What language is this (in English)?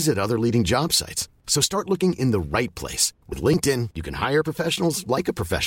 Dutch